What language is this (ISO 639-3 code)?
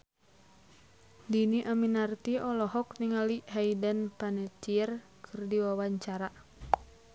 sun